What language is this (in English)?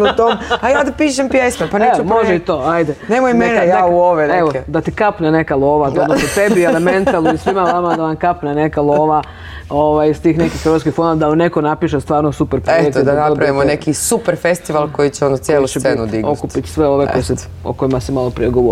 Croatian